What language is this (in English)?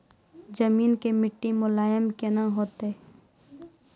Maithili